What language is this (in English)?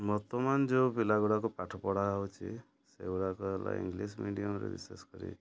Odia